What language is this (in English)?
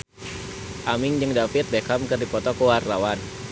Sundanese